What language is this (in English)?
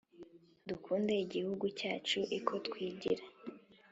Kinyarwanda